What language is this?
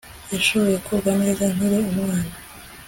Kinyarwanda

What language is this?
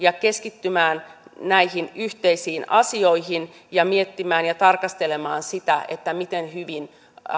Finnish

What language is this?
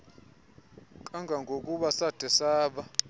Xhosa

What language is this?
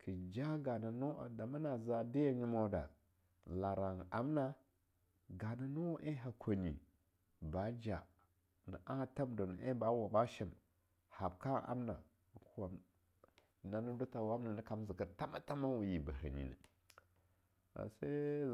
Longuda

